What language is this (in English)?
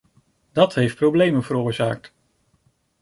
Dutch